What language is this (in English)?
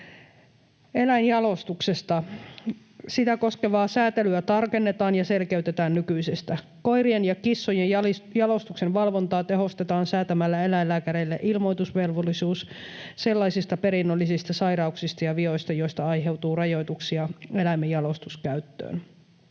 Finnish